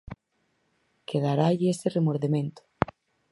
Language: Galician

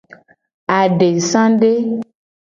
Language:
Gen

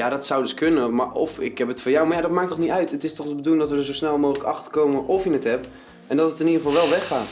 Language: Dutch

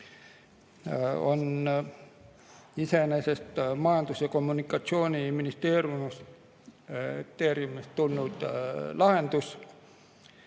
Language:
Estonian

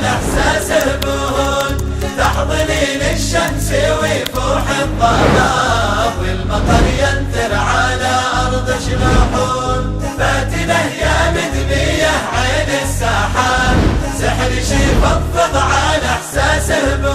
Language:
Arabic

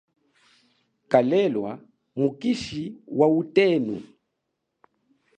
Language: Chokwe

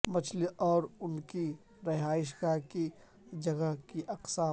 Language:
Urdu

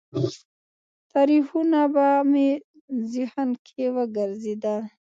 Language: Pashto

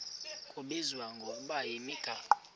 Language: Xhosa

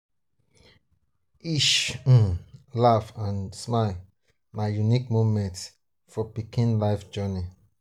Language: Nigerian Pidgin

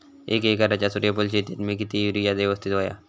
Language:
Marathi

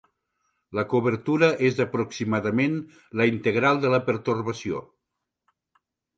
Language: Catalan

